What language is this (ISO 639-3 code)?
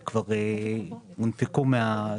heb